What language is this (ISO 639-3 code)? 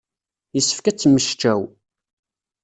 kab